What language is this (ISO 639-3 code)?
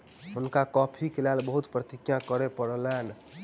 mai